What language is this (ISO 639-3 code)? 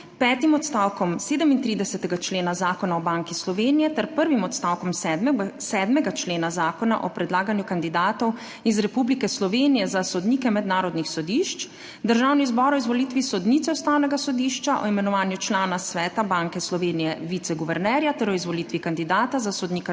slv